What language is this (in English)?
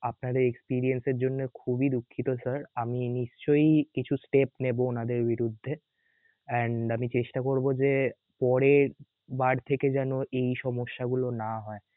Bangla